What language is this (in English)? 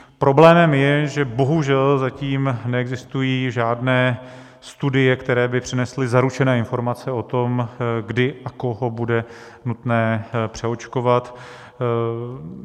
Czech